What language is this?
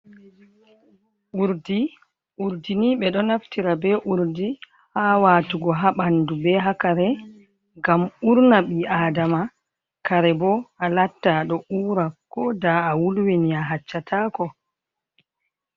Fula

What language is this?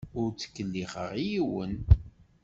Kabyle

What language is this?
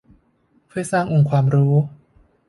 Thai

